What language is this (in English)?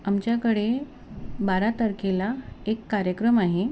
Marathi